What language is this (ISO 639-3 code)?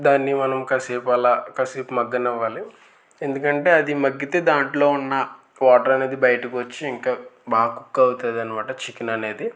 tel